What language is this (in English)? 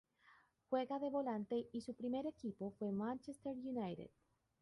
Spanish